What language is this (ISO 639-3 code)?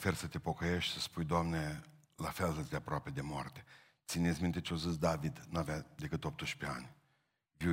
ron